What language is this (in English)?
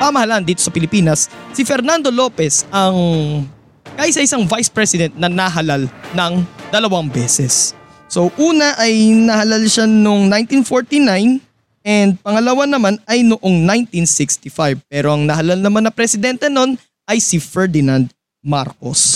Filipino